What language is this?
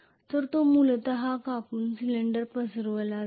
Marathi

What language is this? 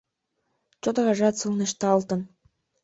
Mari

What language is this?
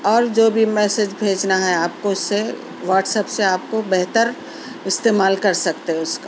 Urdu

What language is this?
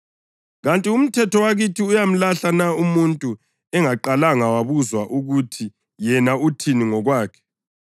North Ndebele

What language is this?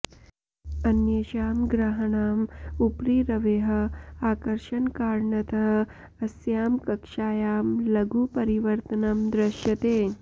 Sanskrit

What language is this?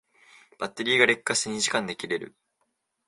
Japanese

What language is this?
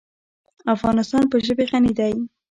Pashto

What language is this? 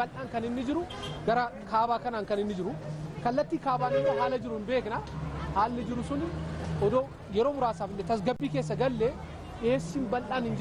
Arabic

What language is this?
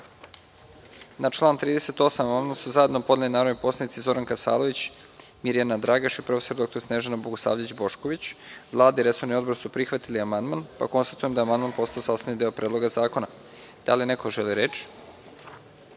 Serbian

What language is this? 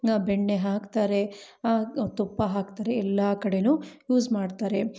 Kannada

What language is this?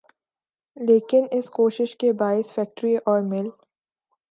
Urdu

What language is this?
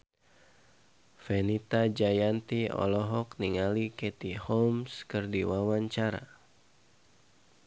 Sundanese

